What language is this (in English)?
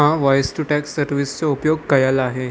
Sindhi